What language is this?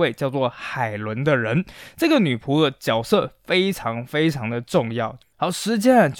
Chinese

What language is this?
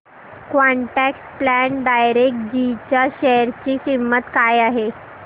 Marathi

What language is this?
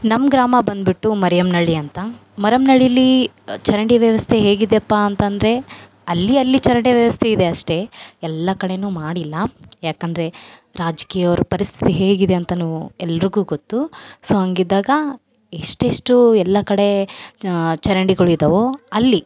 Kannada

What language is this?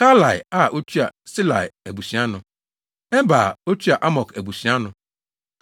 Akan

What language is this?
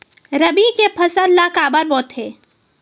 Chhattisgarhi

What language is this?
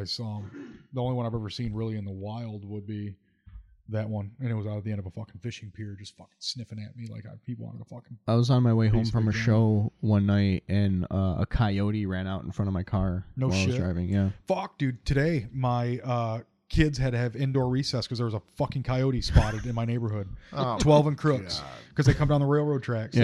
English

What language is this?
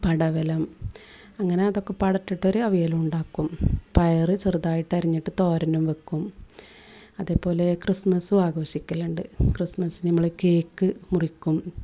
Malayalam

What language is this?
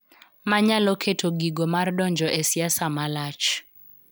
Luo (Kenya and Tanzania)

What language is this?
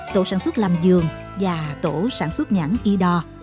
Vietnamese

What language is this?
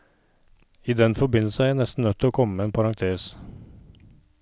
Norwegian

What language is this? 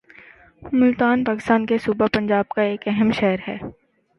Urdu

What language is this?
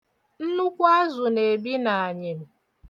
Igbo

